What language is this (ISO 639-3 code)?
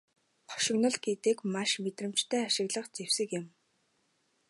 mon